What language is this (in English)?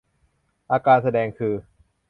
Thai